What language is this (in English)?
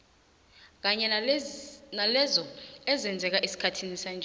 South Ndebele